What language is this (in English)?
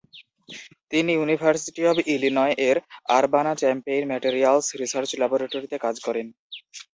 Bangla